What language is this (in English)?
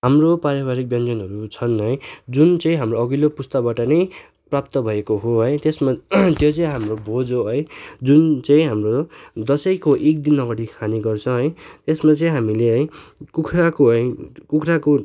Nepali